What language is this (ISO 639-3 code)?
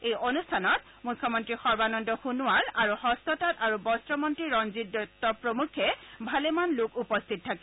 asm